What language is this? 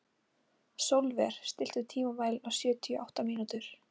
Icelandic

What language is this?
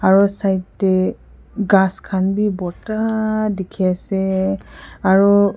Naga Pidgin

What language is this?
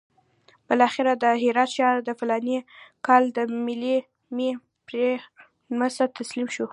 Pashto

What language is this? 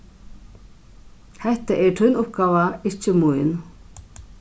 Faroese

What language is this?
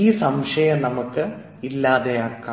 Malayalam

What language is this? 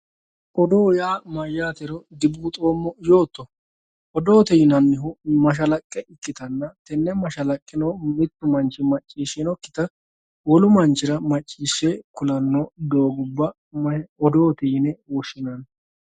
Sidamo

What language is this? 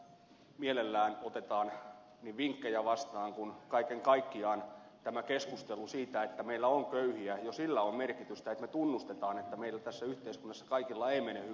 Finnish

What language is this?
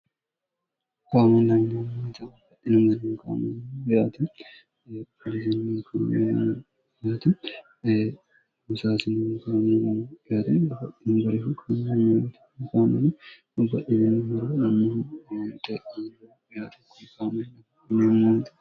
Sidamo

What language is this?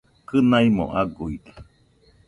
Nüpode Huitoto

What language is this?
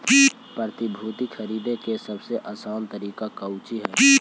Magahi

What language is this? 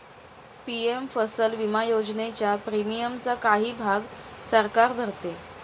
Marathi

